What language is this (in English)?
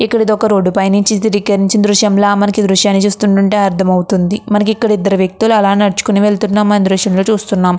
Telugu